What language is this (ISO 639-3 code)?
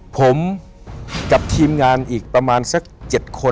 tha